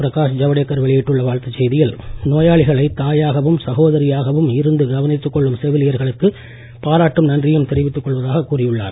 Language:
Tamil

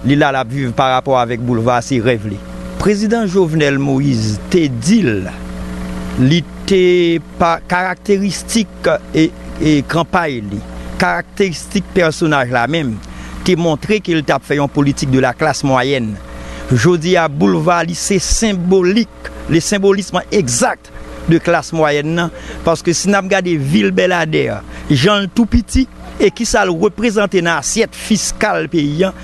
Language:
French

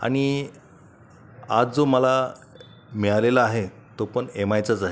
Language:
Marathi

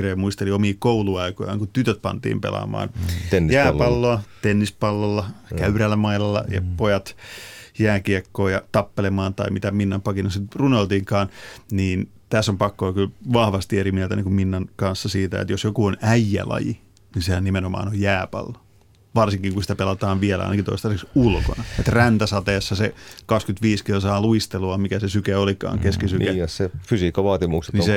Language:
Finnish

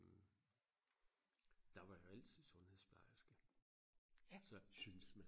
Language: Danish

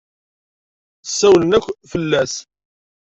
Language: Kabyle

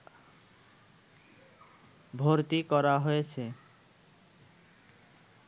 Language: Bangla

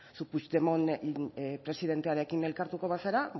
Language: Basque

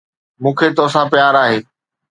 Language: Sindhi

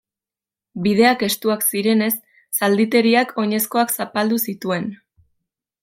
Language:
Basque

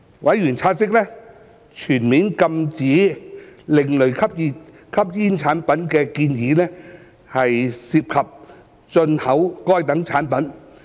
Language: Cantonese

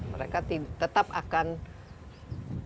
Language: Indonesian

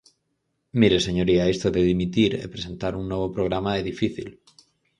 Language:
Galician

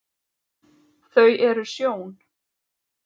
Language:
Icelandic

